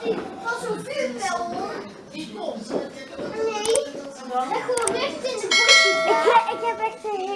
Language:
Dutch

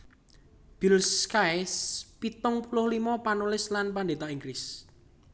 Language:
Javanese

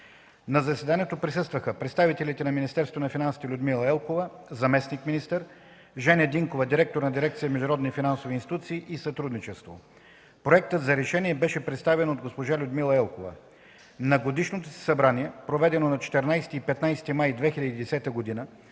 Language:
Bulgarian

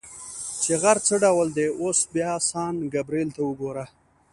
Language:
Pashto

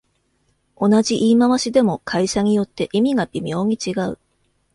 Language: Japanese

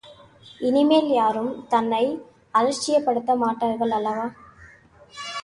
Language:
Tamil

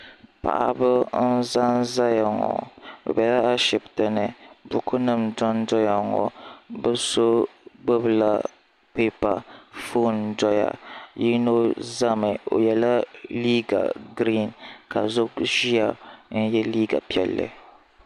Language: Dagbani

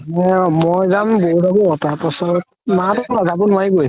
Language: Assamese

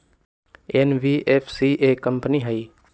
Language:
Magahi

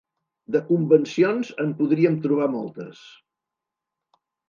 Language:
Catalan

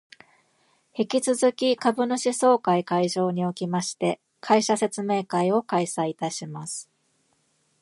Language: Japanese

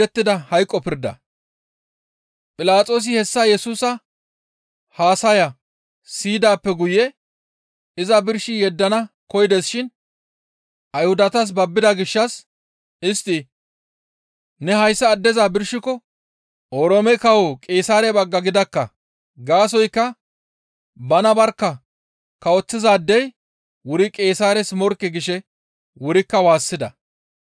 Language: Gamo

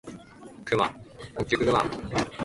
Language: Japanese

